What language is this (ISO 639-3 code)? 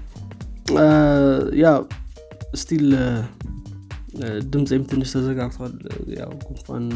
amh